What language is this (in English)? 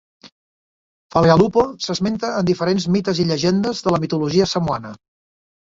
Catalan